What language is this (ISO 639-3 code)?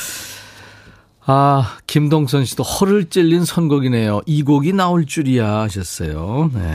kor